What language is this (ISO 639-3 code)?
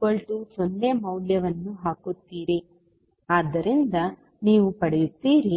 kan